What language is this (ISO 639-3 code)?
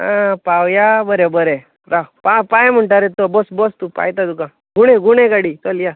kok